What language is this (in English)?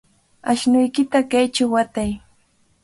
Cajatambo North Lima Quechua